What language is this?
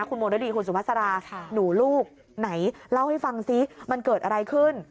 Thai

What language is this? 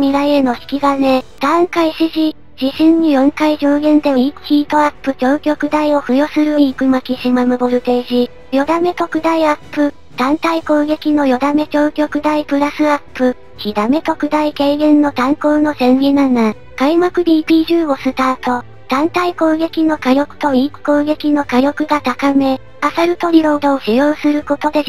Japanese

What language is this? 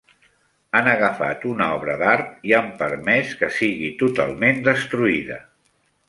Catalan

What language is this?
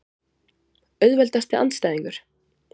Icelandic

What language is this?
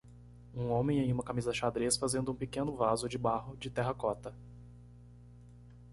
Portuguese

